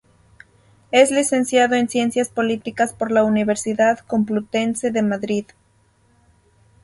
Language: Spanish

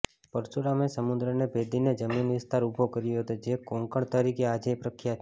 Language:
Gujarati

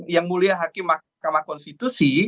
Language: Indonesian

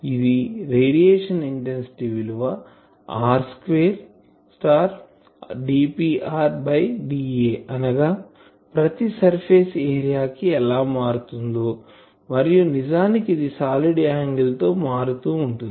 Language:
Telugu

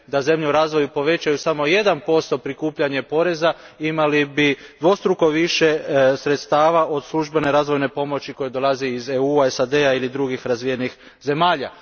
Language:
Croatian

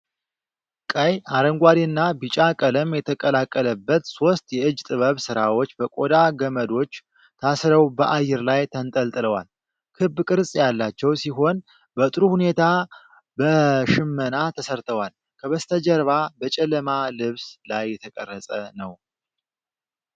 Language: Amharic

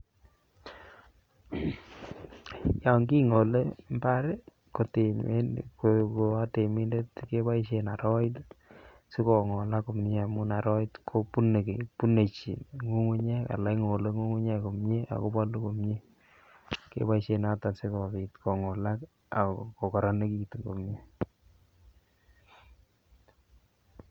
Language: Kalenjin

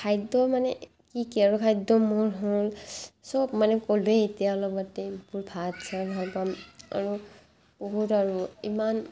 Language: Assamese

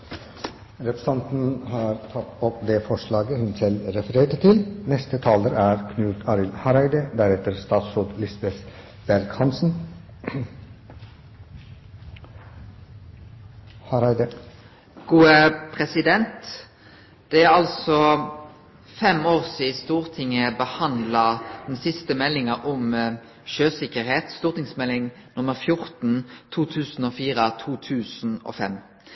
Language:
Norwegian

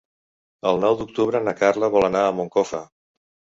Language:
Catalan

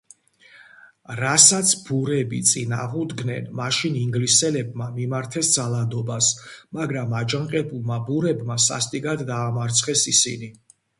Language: Georgian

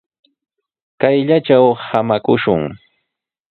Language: Sihuas Ancash Quechua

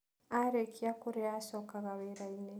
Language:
Kikuyu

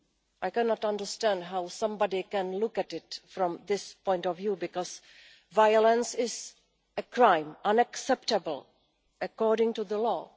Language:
English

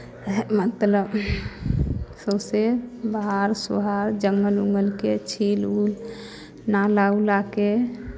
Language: Maithili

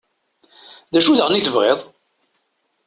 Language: Kabyle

